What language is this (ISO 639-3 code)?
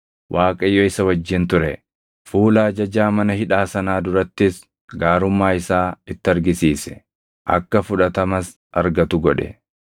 orm